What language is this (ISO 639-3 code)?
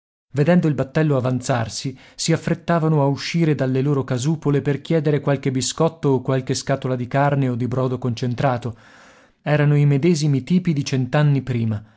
ita